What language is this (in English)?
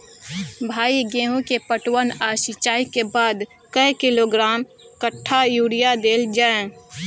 Maithili